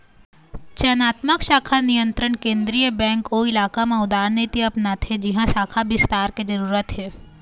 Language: Chhattisgarhi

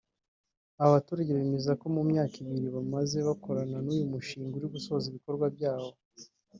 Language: Kinyarwanda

